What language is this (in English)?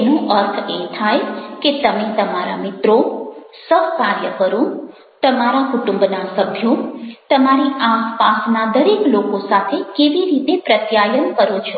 Gujarati